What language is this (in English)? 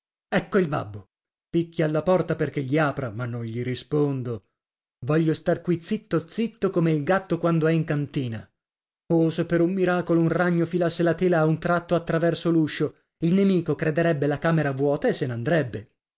Italian